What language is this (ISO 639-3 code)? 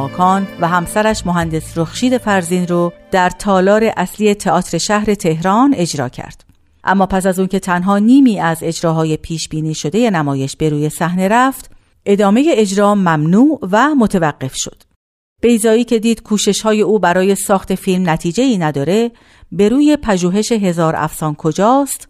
fas